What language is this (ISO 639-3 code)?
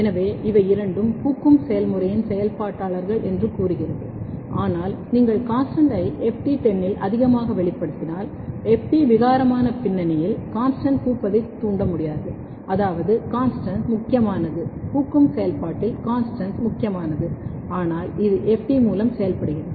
tam